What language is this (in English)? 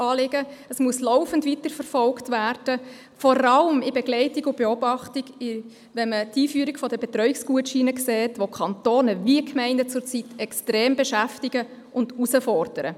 Swiss German